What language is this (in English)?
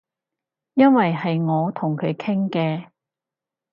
Cantonese